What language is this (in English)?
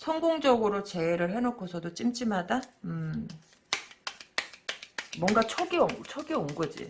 Korean